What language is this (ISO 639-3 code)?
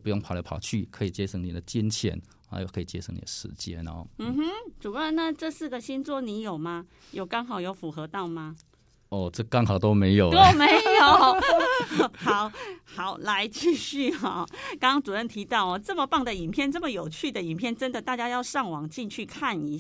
zho